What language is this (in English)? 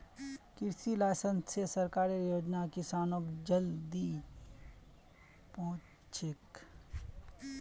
Magahi